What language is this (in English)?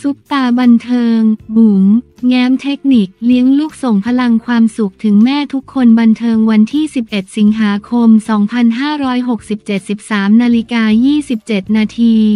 Thai